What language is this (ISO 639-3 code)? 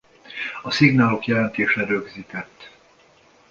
hun